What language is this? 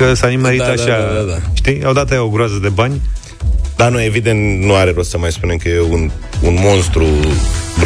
Romanian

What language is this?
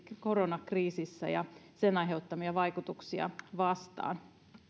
Finnish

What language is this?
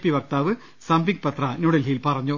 Malayalam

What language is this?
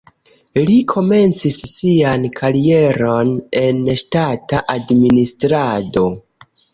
Esperanto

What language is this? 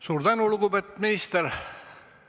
Estonian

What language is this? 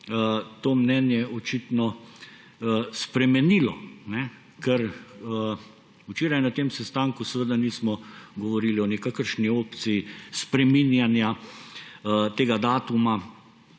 Slovenian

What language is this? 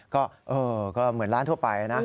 Thai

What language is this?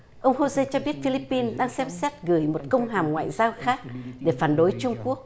Vietnamese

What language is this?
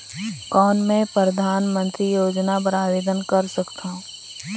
Chhattisgarhi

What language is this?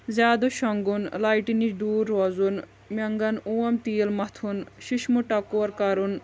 Kashmiri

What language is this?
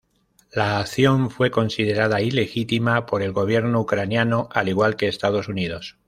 Spanish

